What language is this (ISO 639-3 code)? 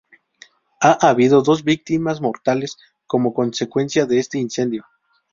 spa